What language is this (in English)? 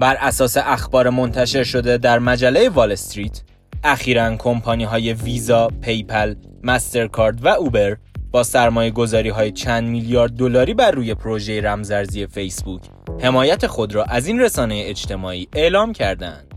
Persian